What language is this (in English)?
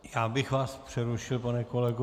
Czech